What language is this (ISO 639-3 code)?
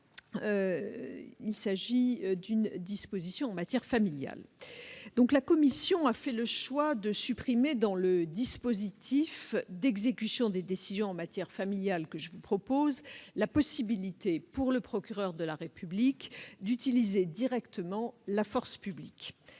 fra